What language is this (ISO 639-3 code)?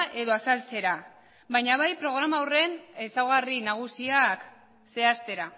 eus